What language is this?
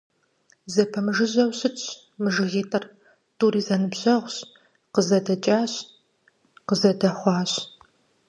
Kabardian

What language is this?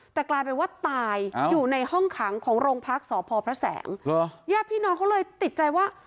Thai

